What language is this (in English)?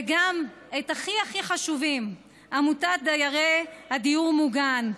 Hebrew